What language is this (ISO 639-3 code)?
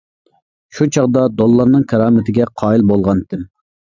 uig